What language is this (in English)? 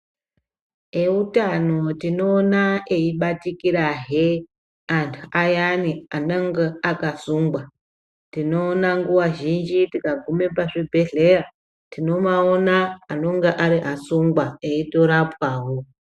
Ndau